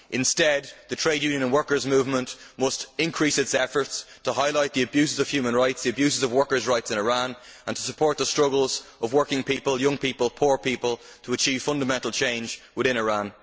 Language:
English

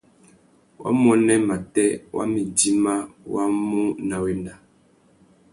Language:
Tuki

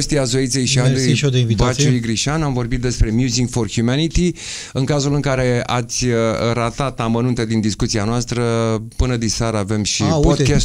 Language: Romanian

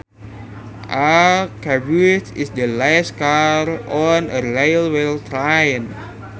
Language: Sundanese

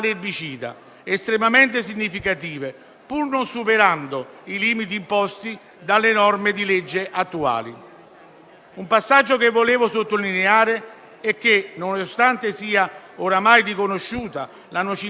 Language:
Italian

